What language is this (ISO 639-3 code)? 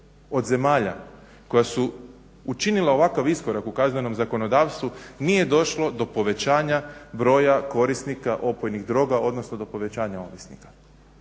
hrv